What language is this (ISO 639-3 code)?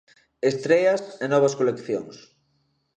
glg